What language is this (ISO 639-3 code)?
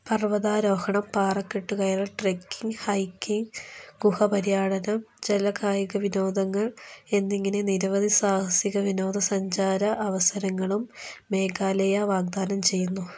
mal